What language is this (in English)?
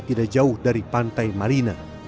Indonesian